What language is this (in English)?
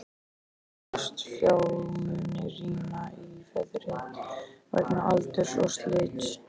Icelandic